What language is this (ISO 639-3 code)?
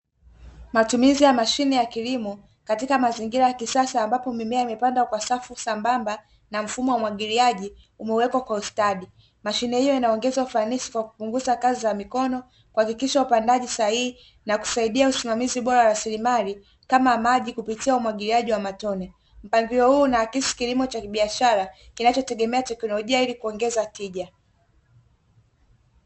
swa